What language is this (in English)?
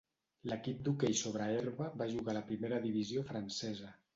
Catalan